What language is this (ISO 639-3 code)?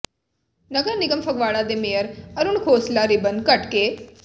pan